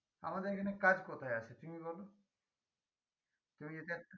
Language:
Bangla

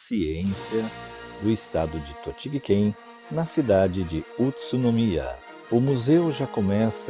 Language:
Portuguese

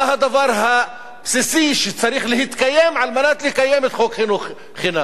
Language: Hebrew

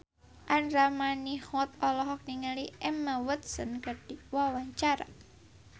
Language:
Sundanese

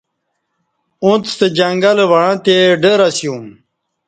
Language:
Kati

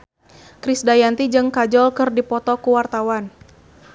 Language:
Sundanese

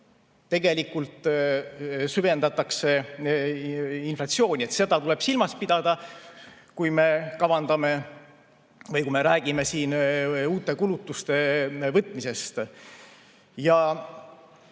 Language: Estonian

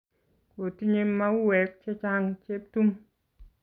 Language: Kalenjin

